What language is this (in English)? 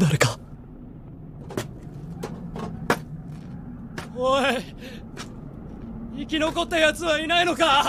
Japanese